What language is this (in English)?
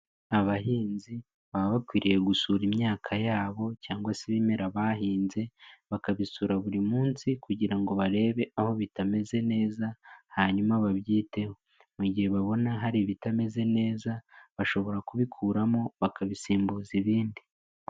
Kinyarwanda